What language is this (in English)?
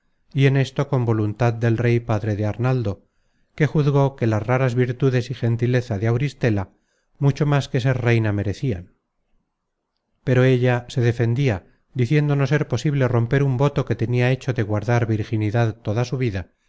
Spanish